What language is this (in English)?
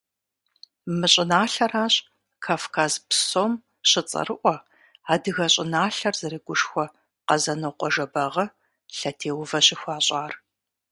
Kabardian